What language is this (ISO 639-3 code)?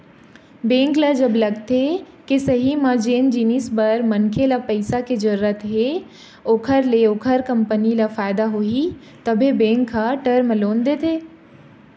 hne